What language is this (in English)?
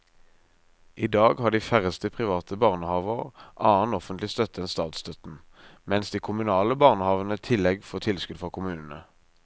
Norwegian